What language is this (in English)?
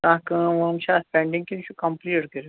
Kashmiri